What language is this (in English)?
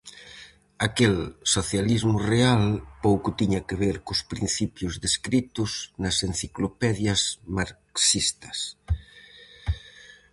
Galician